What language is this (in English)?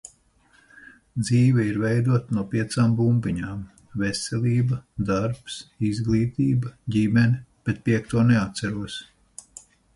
Latvian